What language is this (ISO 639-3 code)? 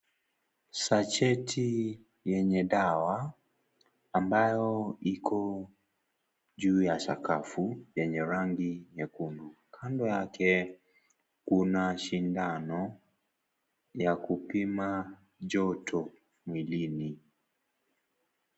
swa